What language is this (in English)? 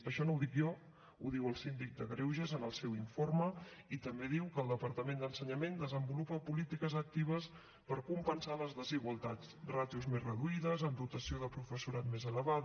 Catalan